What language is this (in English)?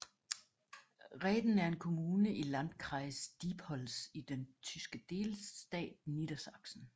Danish